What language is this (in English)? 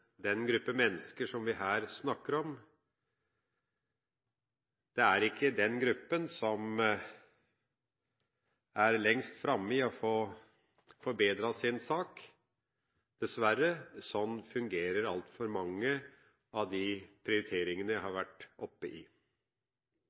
Norwegian Bokmål